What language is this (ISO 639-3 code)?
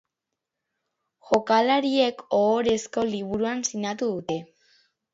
eus